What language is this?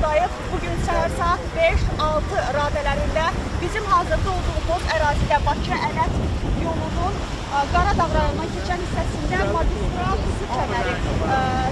Turkish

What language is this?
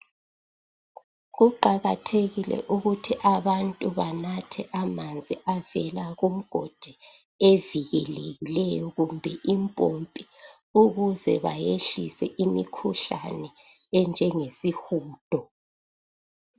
North Ndebele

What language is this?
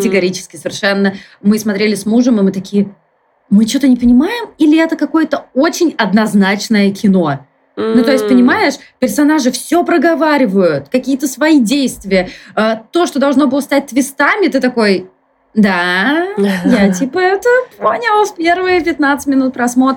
Russian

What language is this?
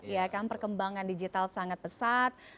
Indonesian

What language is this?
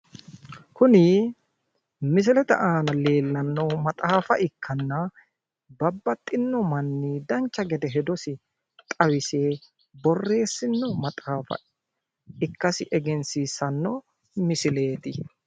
Sidamo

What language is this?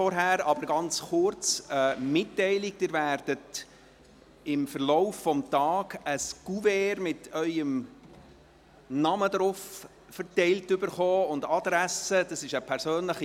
Swiss German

